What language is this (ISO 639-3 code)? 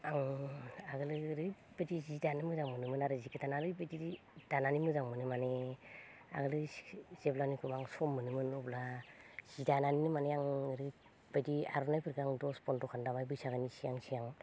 brx